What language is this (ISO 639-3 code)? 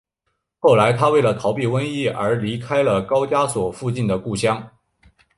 zho